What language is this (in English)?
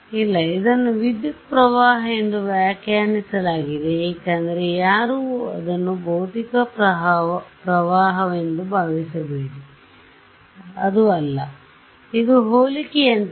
Kannada